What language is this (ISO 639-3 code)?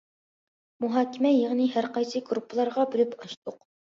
uig